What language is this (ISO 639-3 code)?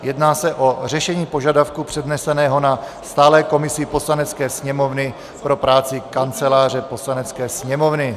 ces